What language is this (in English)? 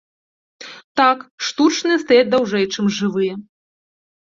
Belarusian